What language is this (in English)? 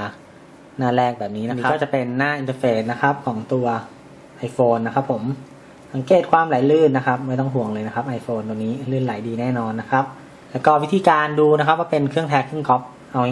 Thai